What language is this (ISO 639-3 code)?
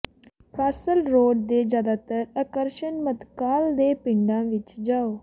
pan